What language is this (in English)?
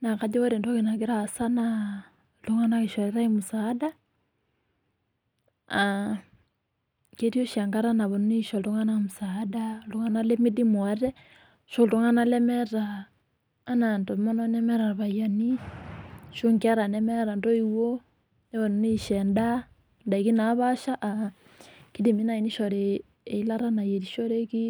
Masai